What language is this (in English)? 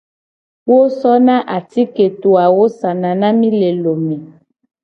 Gen